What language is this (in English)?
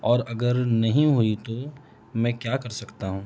Urdu